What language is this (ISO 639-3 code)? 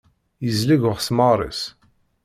kab